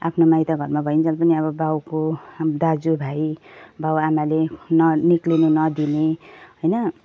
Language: Nepali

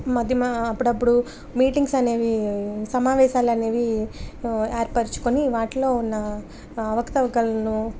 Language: Telugu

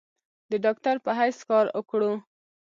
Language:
Pashto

